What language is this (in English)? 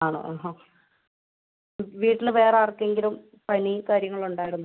Malayalam